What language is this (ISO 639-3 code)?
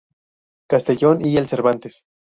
spa